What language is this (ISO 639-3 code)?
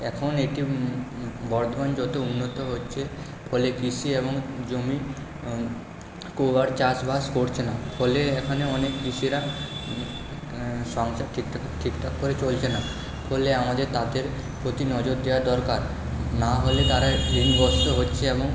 ben